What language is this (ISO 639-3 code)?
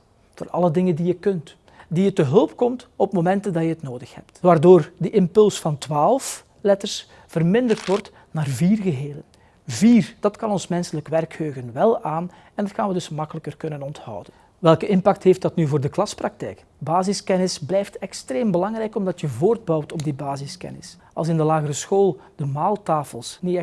nld